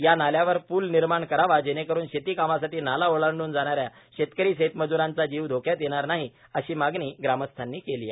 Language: Marathi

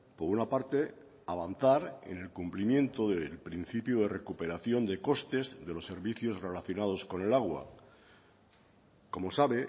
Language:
Spanish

